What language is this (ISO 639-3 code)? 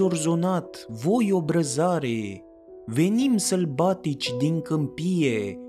ron